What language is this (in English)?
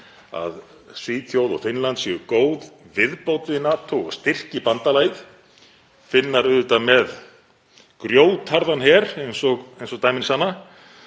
Icelandic